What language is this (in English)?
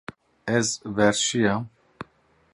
Kurdish